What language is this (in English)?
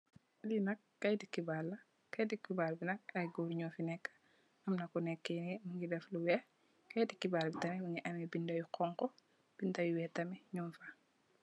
Wolof